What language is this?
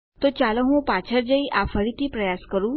Gujarati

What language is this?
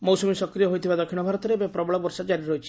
Odia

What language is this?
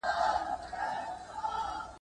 Pashto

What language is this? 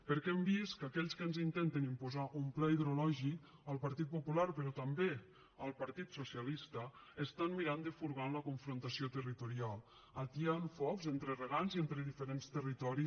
Catalan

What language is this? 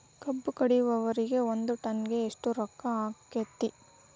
Kannada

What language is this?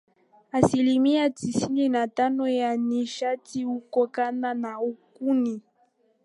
Swahili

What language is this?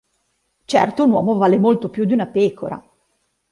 Italian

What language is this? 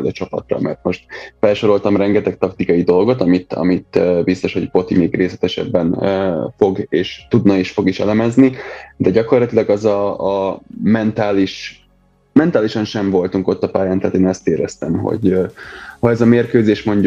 Hungarian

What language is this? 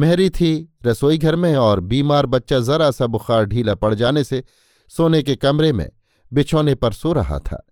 Hindi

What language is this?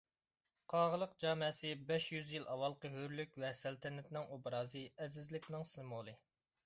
Uyghur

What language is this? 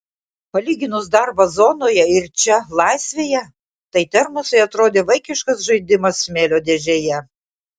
Lithuanian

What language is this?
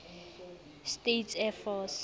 Southern Sotho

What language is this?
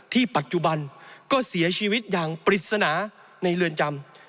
Thai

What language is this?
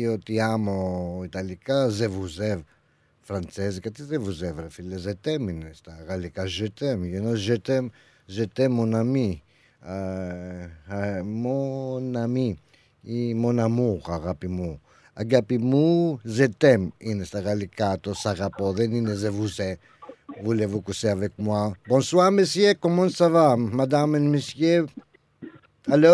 Greek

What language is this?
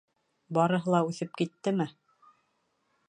Bashkir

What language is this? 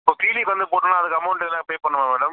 Tamil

